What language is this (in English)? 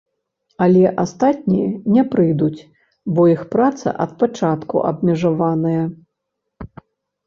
Belarusian